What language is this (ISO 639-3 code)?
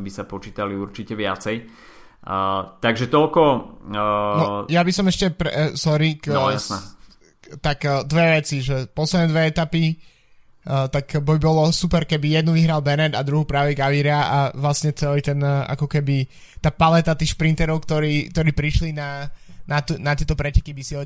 slk